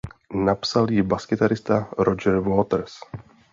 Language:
Czech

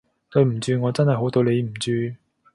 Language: Cantonese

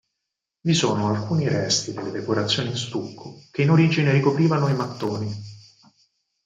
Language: Italian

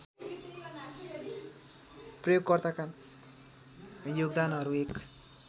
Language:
Nepali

